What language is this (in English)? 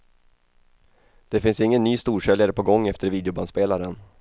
Swedish